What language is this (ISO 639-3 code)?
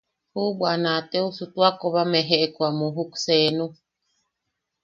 yaq